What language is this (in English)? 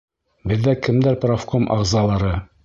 Bashkir